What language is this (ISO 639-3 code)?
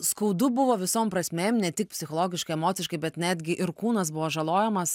lit